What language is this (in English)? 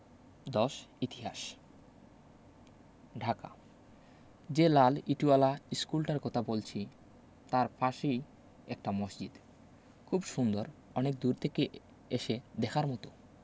Bangla